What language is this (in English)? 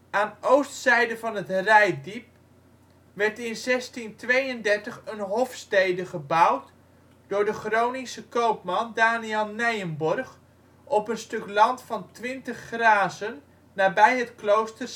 Dutch